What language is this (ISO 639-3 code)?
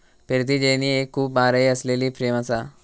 mar